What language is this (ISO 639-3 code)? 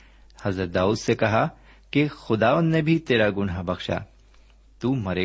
urd